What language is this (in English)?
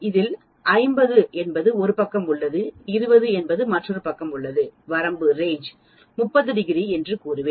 Tamil